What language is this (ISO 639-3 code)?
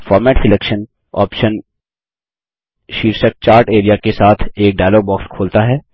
hin